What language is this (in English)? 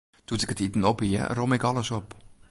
Western Frisian